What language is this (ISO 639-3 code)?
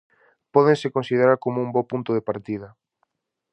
glg